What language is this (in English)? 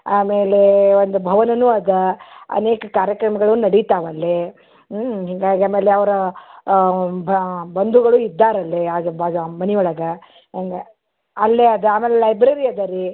Kannada